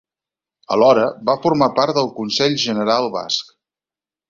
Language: Catalan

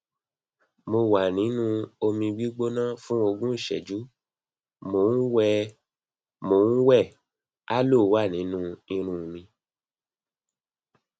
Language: Yoruba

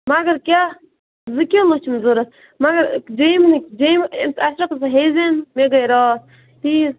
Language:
Kashmiri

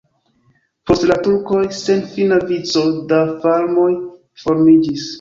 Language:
Esperanto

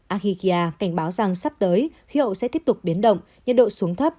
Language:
Vietnamese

